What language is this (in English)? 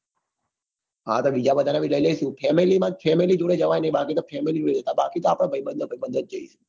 Gujarati